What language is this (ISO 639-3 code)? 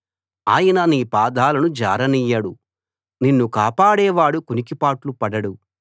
tel